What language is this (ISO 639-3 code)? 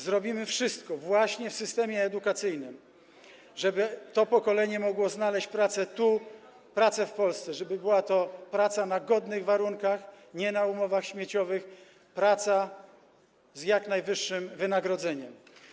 pol